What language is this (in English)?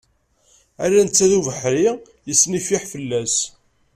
Kabyle